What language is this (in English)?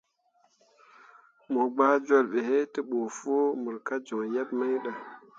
Mundang